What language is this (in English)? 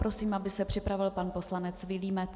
Czech